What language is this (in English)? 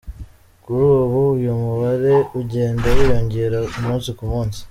Kinyarwanda